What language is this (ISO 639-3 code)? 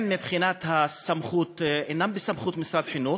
heb